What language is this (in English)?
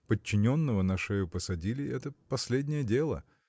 Russian